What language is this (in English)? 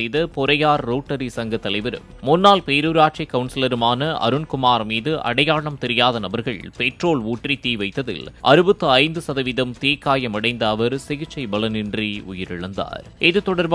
Korean